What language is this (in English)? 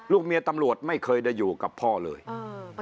Thai